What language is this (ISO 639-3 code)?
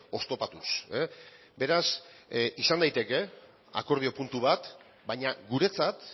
eus